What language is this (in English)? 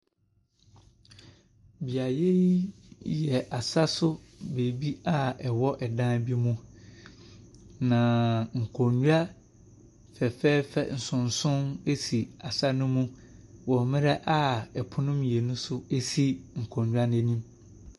Akan